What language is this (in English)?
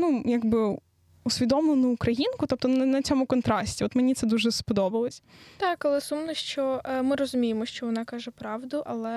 Ukrainian